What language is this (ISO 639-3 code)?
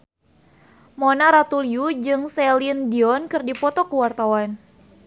sun